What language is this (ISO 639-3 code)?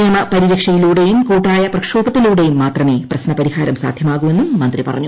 mal